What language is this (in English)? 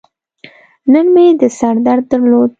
Pashto